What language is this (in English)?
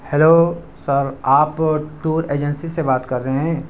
Urdu